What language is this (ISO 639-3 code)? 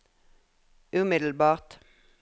nor